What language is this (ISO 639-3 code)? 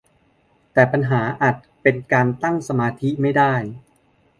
tha